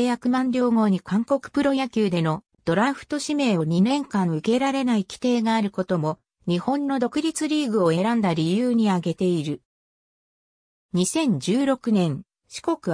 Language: Japanese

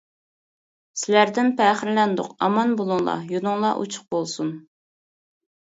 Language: Uyghur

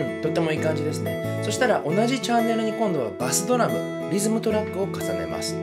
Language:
Japanese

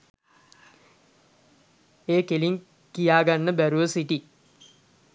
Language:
Sinhala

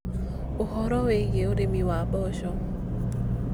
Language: Kikuyu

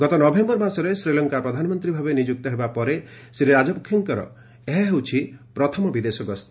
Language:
Odia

